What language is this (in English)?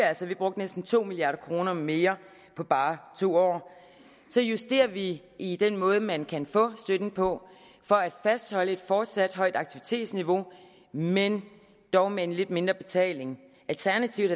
Danish